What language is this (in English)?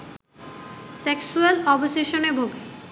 Bangla